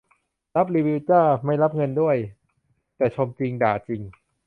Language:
Thai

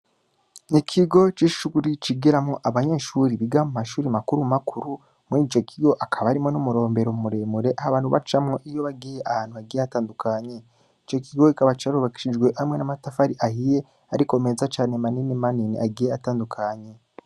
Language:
Rundi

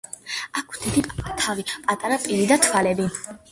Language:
Georgian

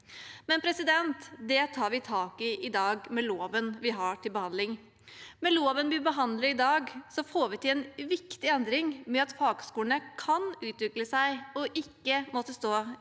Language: Norwegian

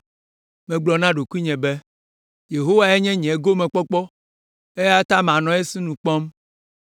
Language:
Ewe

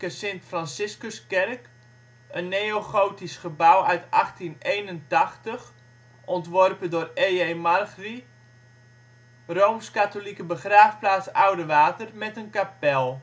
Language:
Dutch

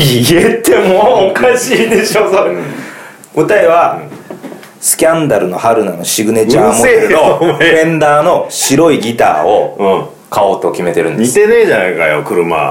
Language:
Japanese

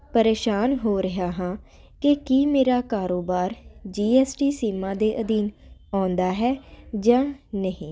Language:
Punjabi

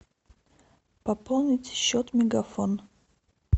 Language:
Russian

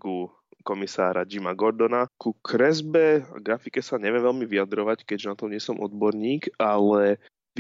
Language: Slovak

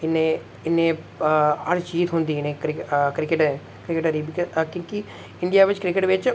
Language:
Dogri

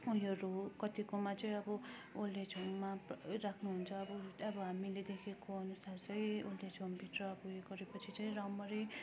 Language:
Nepali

